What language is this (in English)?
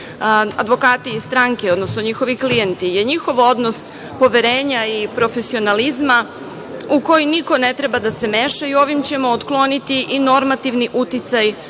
Serbian